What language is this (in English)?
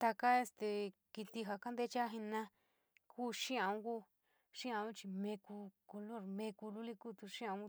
San Miguel El Grande Mixtec